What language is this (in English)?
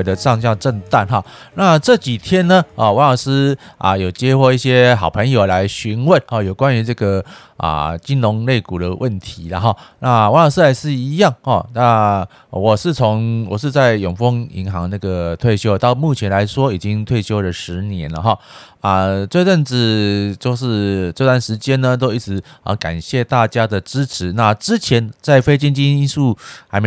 Chinese